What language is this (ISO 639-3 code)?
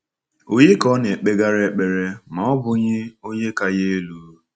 ibo